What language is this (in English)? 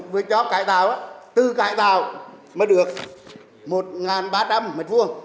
Vietnamese